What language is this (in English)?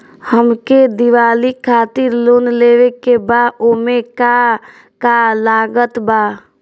Bhojpuri